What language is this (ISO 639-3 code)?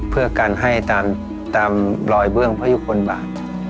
tha